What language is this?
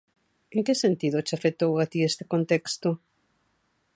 Galician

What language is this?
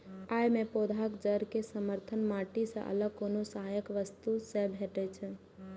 Maithili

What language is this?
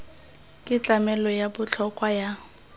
Tswana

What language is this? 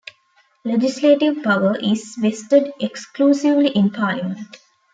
English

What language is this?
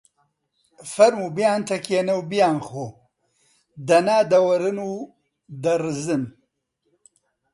Central Kurdish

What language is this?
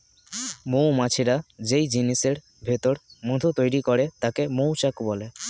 Bangla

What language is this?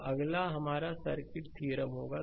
Hindi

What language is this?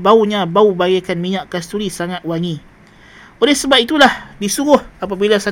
Malay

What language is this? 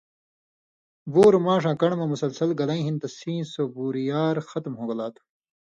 Indus Kohistani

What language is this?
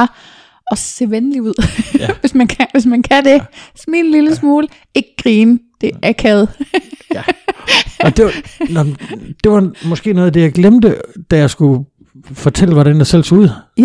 Danish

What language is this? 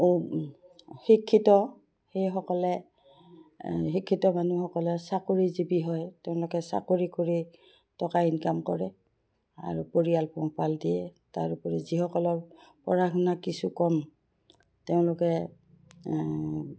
Assamese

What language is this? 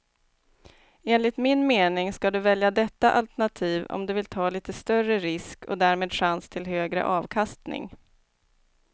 Swedish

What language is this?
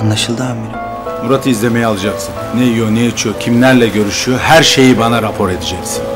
Turkish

